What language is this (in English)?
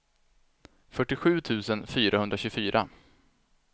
Swedish